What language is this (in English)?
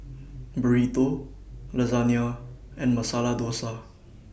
English